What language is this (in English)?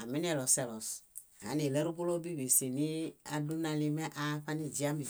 Bayot